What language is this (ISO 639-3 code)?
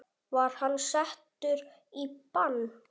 isl